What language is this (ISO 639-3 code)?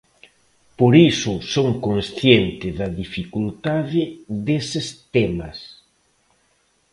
glg